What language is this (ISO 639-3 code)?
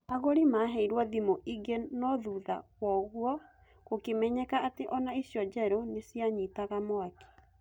kik